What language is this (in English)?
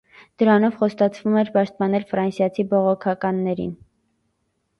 Armenian